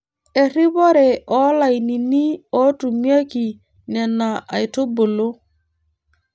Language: Masai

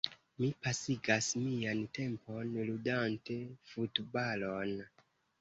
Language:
Esperanto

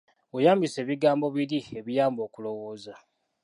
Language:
Ganda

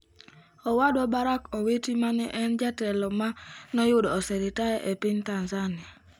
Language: Luo (Kenya and Tanzania)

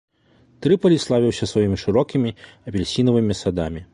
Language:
Belarusian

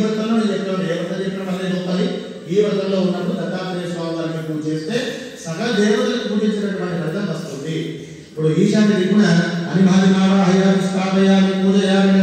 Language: Arabic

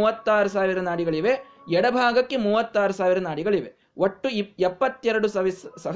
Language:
Kannada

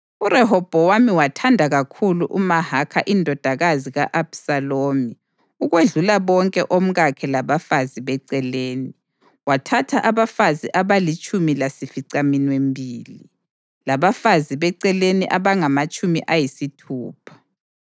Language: North Ndebele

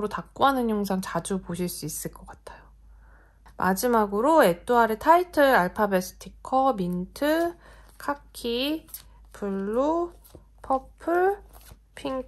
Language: Korean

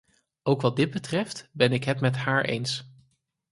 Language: Dutch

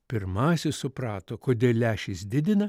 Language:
Lithuanian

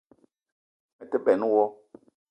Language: Eton (Cameroon)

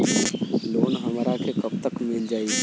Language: Bhojpuri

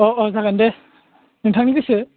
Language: Bodo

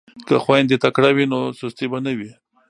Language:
Pashto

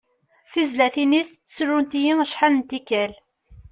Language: Kabyle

